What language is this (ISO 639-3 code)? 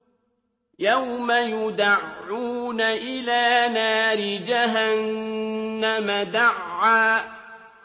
ara